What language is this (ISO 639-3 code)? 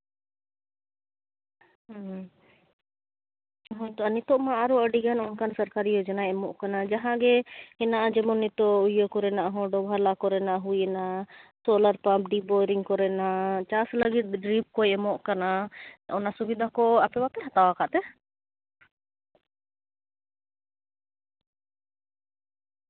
sat